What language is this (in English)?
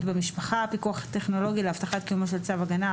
Hebrew